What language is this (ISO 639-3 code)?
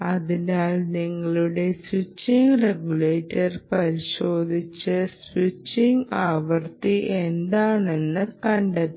mal